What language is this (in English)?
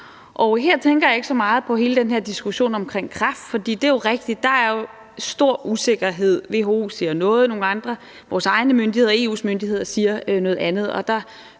Danish